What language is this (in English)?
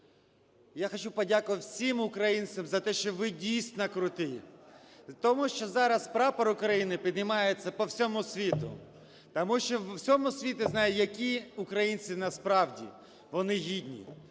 Ukrainian